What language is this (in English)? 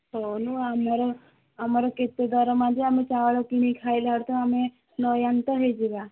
Odia